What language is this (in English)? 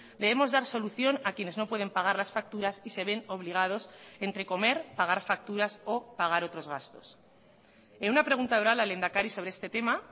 Spanish